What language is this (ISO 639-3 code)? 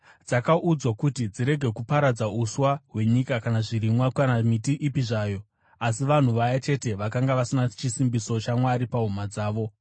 sna